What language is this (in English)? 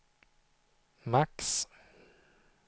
Swedish